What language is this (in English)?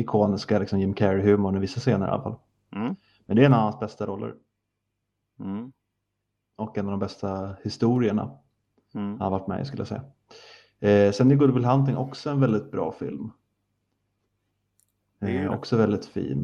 Swedish